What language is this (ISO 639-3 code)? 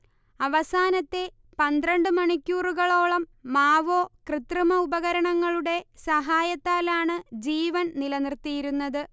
mal